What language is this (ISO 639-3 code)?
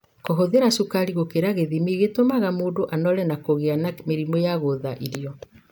kik